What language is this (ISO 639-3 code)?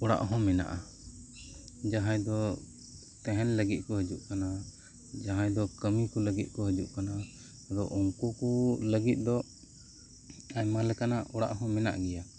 sat